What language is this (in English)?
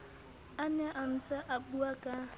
Southern Sotho